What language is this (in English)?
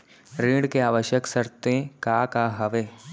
Chhattisgarhi